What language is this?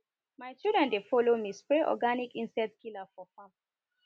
Nigerian Pidgin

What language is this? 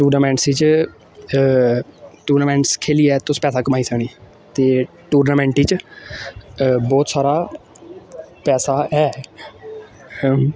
Dogri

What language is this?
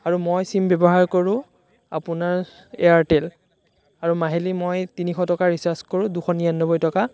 Assamese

